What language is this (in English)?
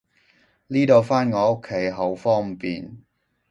Cantonese